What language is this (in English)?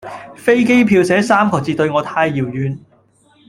Cantonese